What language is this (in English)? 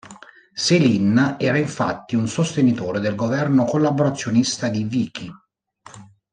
Italian